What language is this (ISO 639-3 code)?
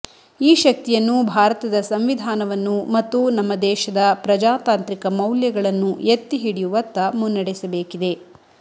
kan